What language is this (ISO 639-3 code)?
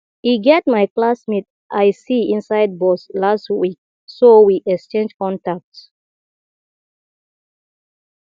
pcm